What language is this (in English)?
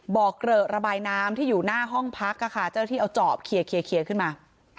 Thai